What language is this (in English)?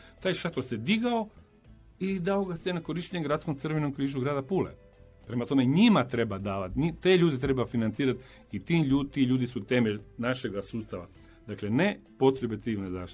Croatian